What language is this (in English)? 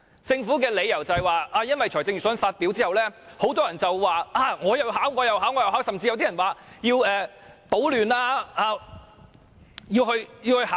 Cantonese